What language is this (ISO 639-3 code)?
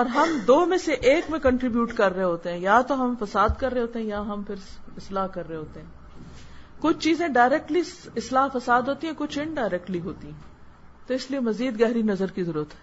urd